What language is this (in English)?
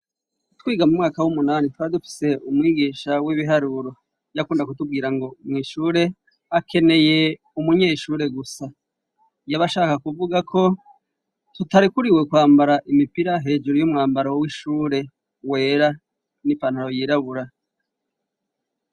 Rundi